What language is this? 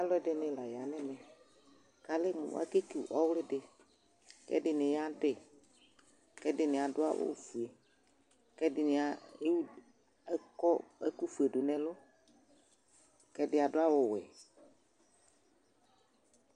Ikposo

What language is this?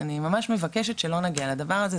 Hebrew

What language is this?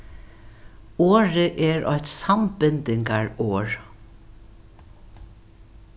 Faroese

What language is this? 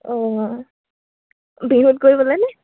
Assamese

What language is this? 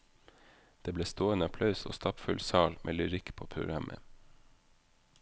Norwegian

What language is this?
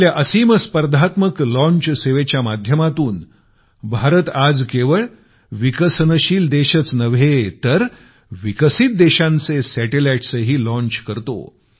Marathi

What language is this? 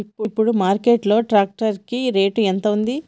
Telugu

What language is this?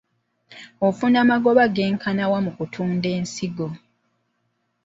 Ganda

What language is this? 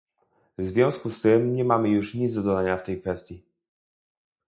Polish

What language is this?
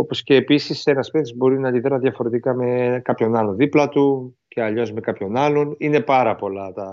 Greek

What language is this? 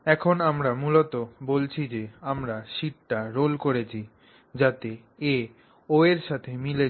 Bangla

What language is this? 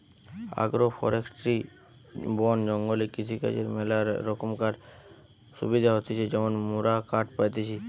Bangla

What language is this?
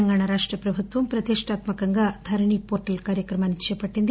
Telugu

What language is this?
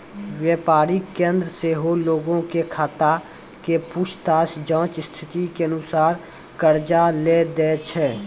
Maithili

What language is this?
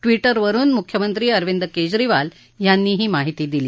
Marathi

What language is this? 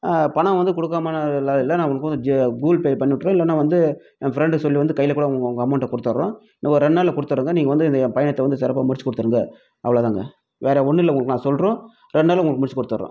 Tamil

